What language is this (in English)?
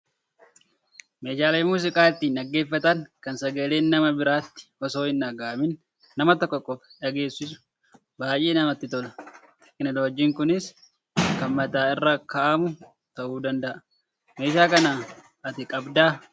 Oromo